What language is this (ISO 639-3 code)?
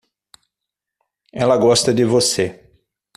por